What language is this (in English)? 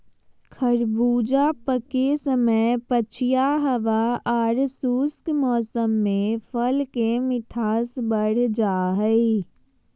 Magahi